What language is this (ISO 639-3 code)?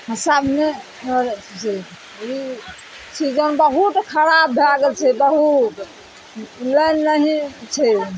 mai